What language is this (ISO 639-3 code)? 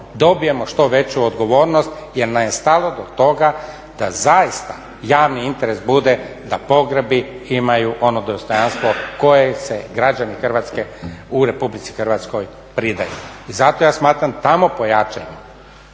hrv